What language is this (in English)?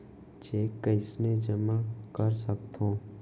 Chhattisgarhi